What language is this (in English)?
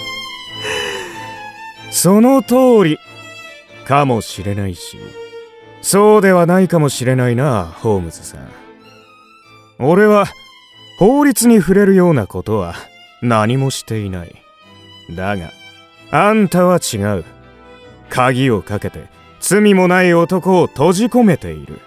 Japanese